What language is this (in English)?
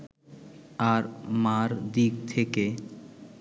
Bangla